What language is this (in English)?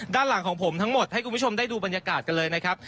Thai